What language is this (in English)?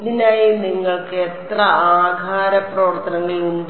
Malayalam